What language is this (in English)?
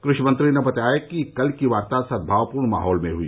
Hindi